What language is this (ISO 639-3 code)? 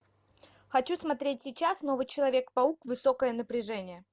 rus